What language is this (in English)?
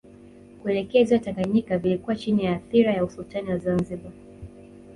Swahili